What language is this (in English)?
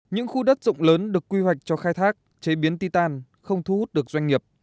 Vietnamese